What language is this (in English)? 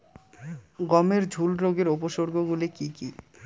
Bangla